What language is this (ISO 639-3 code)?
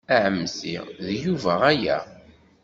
kab